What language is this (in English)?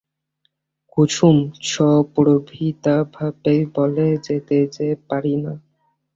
Bangla